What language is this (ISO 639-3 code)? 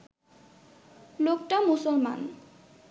ben